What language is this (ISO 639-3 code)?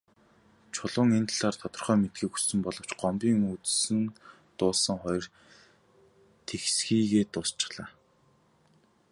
mon